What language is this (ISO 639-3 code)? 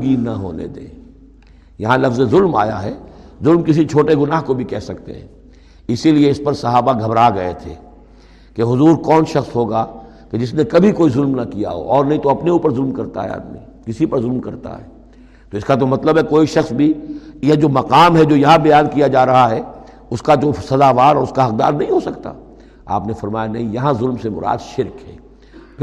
urd